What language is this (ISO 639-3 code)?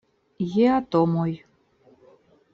epo